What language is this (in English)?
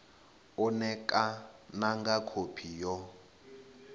Venda